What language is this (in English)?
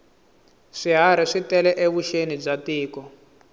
Tsonga